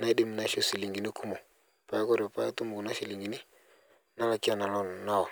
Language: Masai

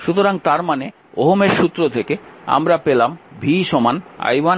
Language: Bangla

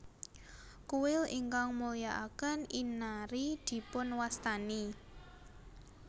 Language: Javanese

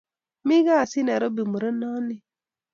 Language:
Kalenjin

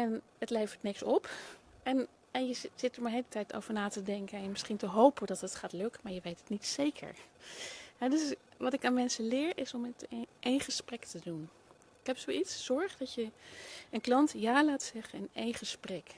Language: Dutch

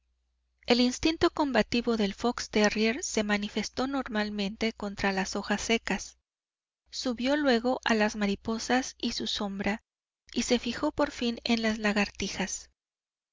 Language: Spanish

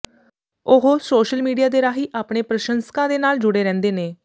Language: Punjabi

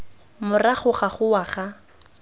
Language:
Tswana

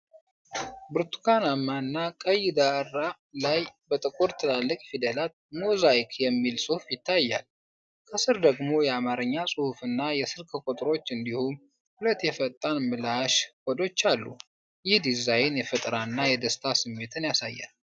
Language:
Amharic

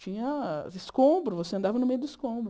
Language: Portuguese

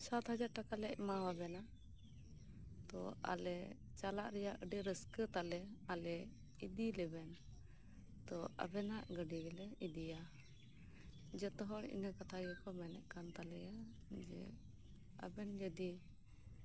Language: Santali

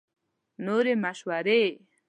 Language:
Pashto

